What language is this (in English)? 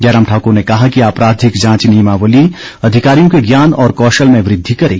Hindi